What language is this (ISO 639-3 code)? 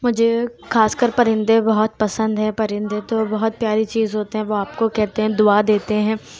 urd